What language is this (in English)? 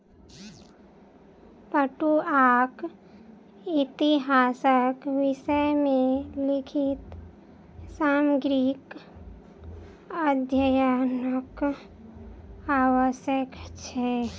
Maithili